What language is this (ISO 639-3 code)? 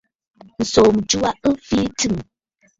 bfd